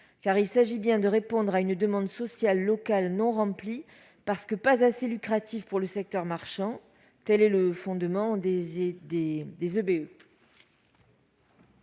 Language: French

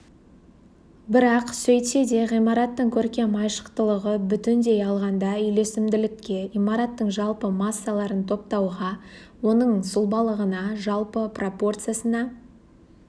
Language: Kazakh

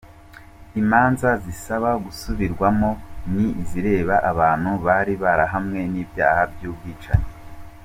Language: Kinyarwanda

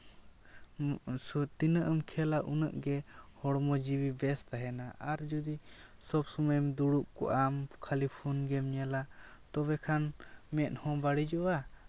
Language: Santali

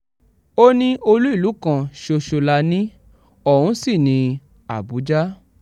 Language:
Yoruba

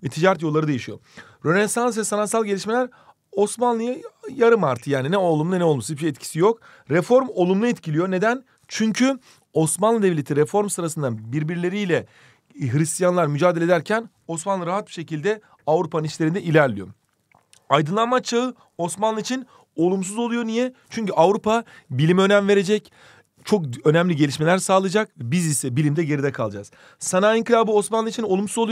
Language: Turkish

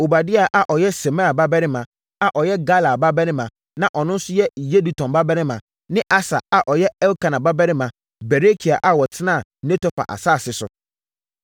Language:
Akan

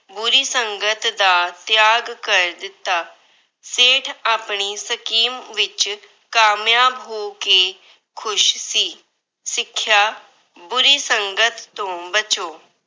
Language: Punjabi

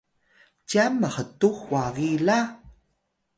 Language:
Atayal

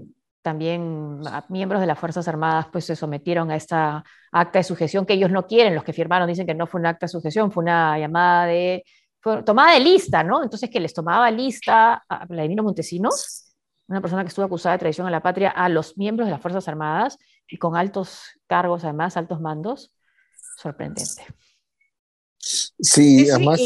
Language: Spanish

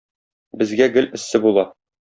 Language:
Tatar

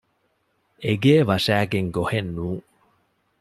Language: Divehi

